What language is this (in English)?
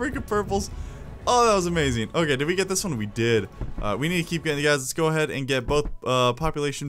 English